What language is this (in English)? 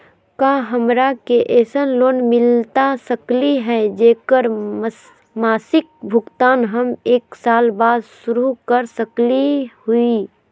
Magahi